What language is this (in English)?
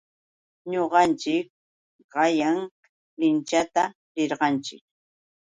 Yauyos Quechua